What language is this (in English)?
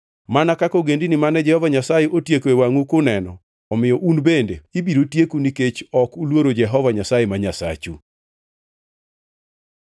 Luo (Kenya and Tanzania)